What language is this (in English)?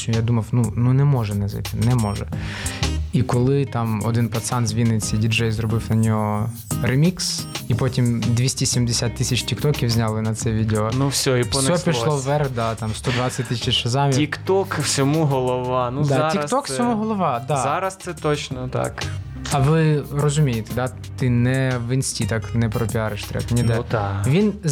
Ukrainian